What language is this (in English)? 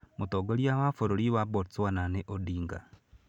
Kikuyu